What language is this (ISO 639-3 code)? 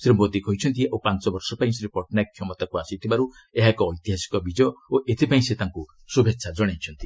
ori